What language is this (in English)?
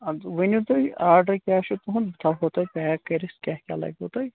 Kashmiri